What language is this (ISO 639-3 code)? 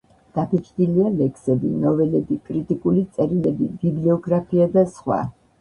kat